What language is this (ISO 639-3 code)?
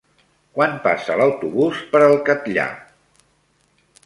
cat